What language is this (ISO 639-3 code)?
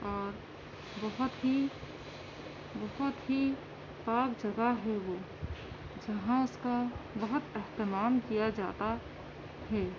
urd